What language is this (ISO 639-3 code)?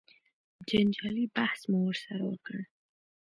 pus